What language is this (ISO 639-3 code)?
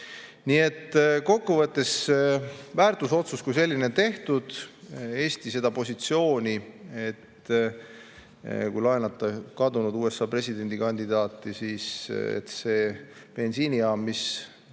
est